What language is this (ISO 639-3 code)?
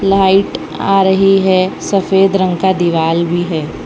hin